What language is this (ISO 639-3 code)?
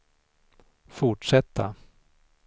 swe